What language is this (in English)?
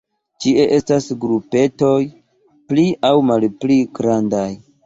Esperanto